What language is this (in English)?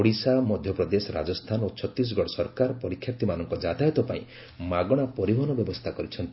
Odia